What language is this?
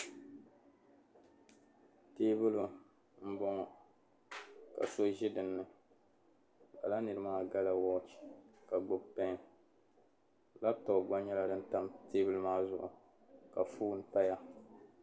Dagbani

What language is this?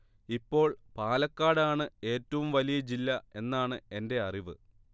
Malayalam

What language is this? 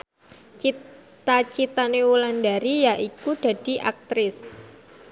Javanese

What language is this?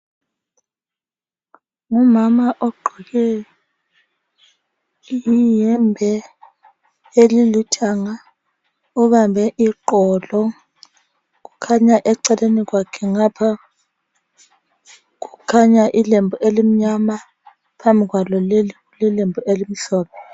North Ndebele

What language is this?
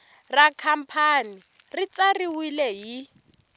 Tsonga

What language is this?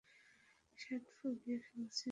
Bangla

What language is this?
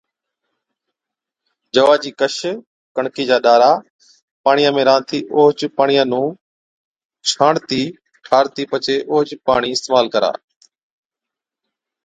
Od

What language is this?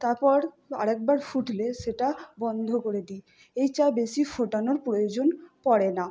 Bangla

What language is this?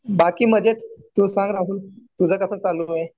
Marathi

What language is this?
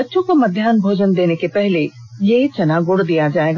Hindi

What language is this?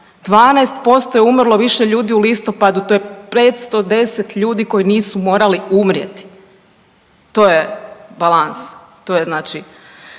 Croatian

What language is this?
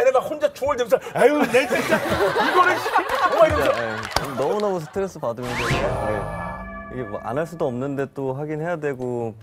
Korean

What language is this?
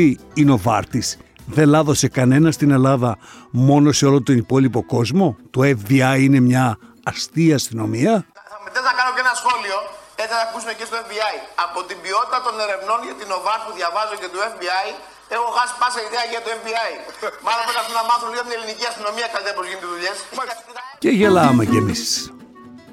Greek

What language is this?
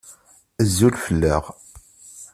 Kabyle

